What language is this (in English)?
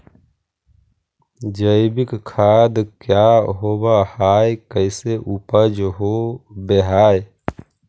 Magahi